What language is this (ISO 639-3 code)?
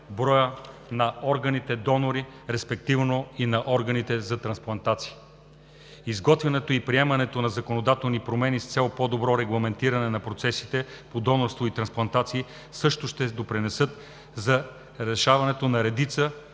bul